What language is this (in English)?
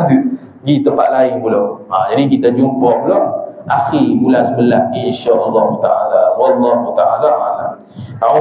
Malay